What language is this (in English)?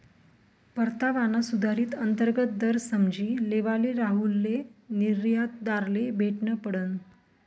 Marathi